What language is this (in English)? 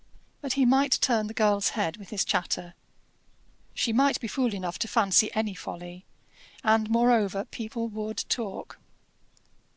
English